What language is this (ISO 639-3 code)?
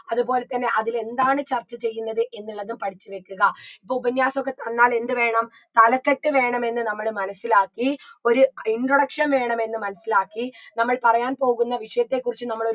mal